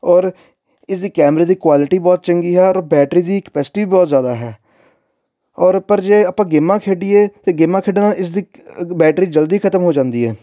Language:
Punjabi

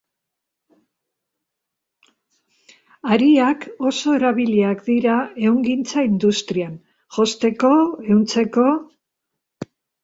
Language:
Basque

